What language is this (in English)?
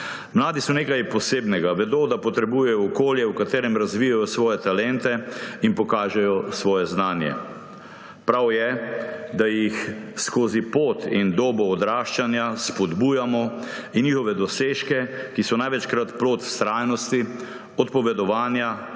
Slovenian